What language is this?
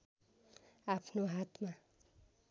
Nepali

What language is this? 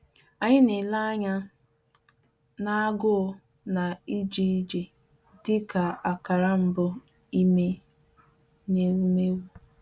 Igbo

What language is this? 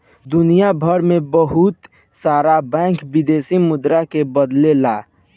Bhojpuri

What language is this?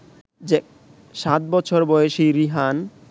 Bangla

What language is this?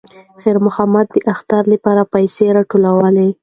Pashto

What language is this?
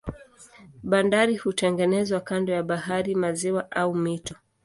Swahili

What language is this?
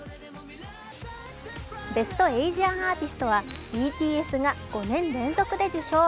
Japanese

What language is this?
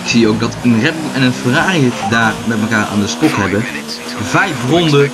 Dutch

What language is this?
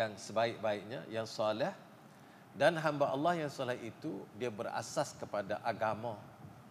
Malay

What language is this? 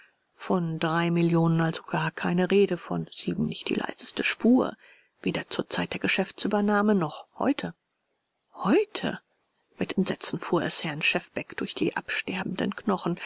German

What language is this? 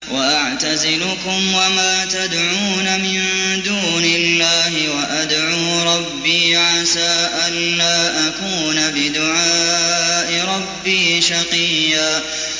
Arabic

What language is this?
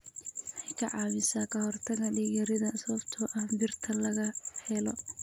Somali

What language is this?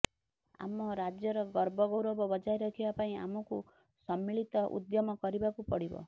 Odia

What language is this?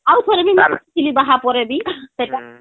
Odia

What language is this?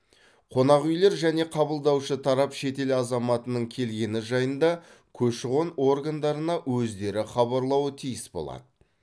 Kazakh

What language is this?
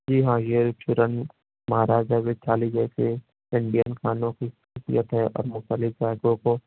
Urdu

